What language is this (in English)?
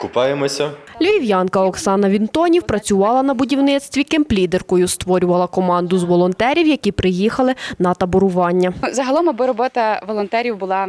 Ukrainian